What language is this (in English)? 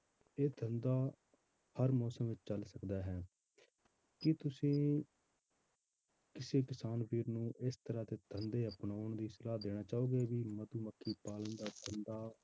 Punjabi